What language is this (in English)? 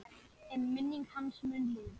Icelandic